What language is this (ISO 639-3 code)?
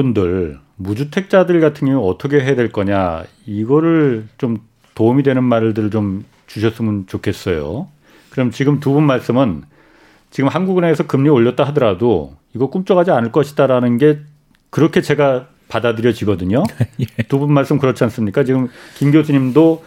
kor